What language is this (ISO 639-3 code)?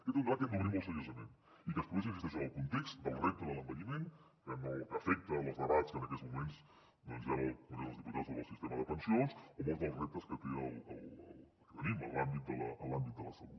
cat